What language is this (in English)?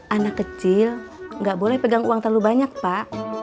Indonesian